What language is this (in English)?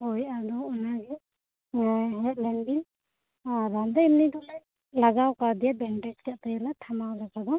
Santali